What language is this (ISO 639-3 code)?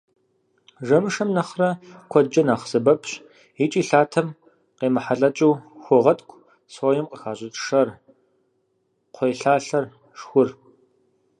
kbd